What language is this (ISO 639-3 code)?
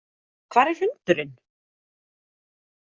isl